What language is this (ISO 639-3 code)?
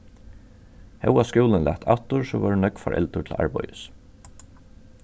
fao